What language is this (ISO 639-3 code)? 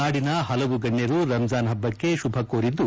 kan